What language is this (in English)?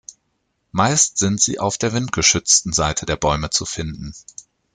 German